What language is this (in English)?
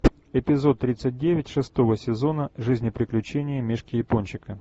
Russian